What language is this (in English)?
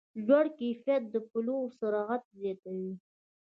Pashto